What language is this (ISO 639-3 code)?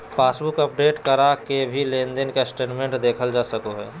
mag